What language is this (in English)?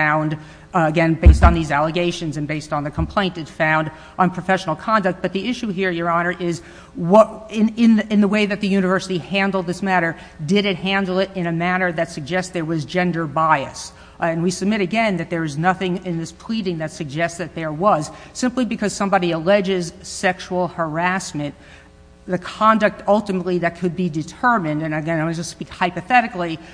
English